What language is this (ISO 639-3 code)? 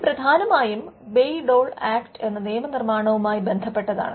mal